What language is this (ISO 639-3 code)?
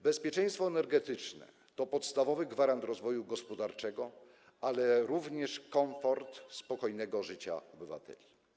pol